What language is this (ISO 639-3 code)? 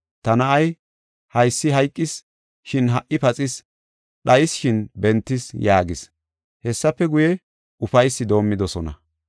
gof